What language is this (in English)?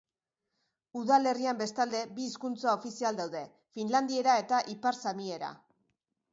Basque